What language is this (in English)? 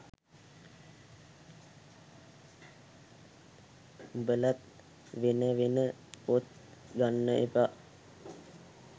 Sinhala